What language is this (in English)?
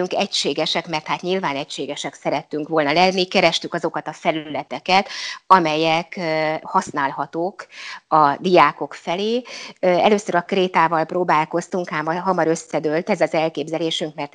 Hungarian